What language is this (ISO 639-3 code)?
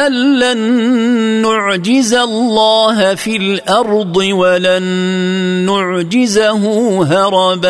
ara